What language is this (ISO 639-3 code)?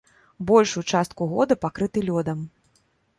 bel